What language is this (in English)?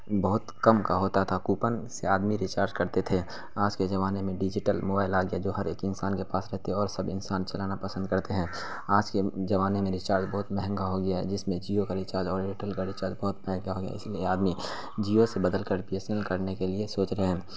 Urdu